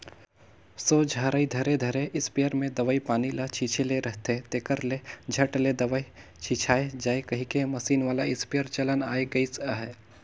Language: Chhattisgarhi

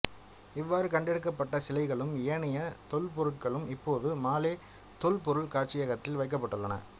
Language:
Tamil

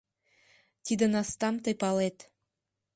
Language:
Mari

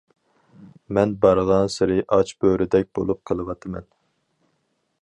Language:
Uyghur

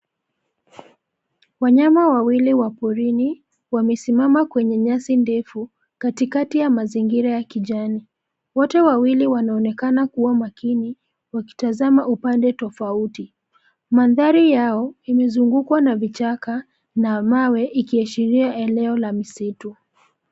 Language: Swahili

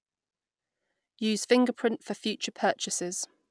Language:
English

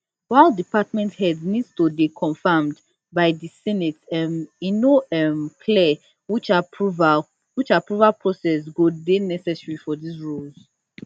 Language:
Nigerian Pidgin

